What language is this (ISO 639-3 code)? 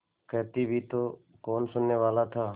hin